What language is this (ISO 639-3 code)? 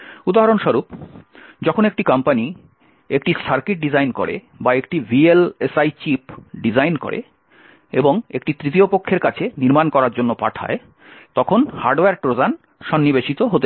ben